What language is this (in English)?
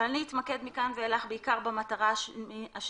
Hebrew